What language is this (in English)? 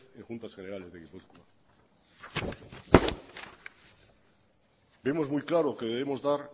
Spanish